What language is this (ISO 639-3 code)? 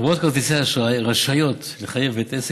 heb